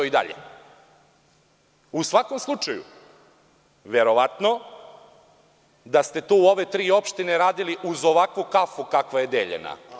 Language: Serbian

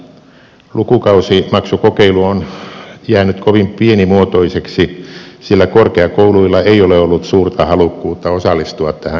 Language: Finnish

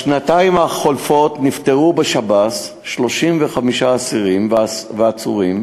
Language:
Hebrew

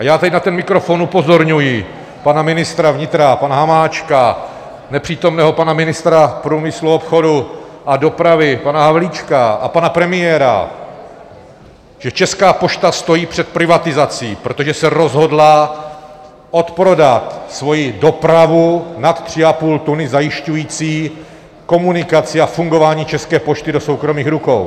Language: Czech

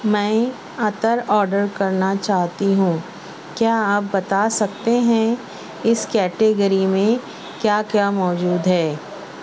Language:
Urdu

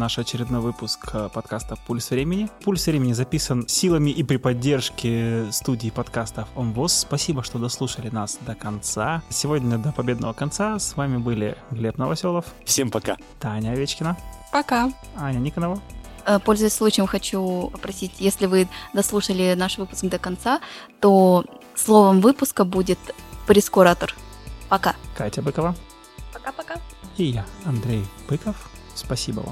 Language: Russian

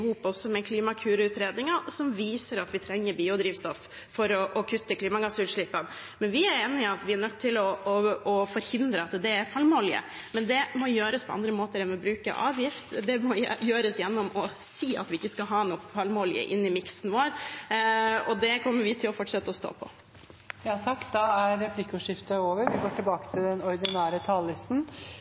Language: Norwegian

